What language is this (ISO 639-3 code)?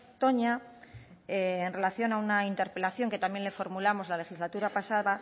spa